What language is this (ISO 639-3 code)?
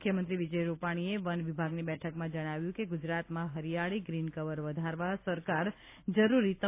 guj